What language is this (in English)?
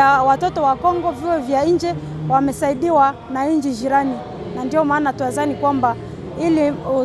Swahili